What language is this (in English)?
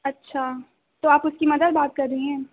Urdu